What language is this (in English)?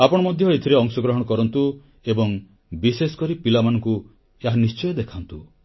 Odia